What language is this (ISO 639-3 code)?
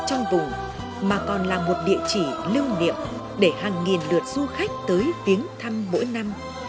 vie